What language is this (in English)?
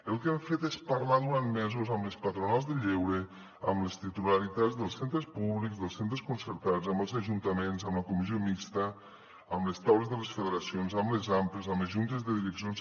Catalan